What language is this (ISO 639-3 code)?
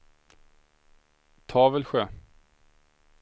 swe